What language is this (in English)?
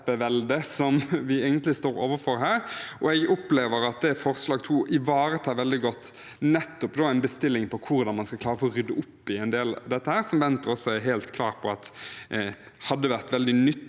Norwegian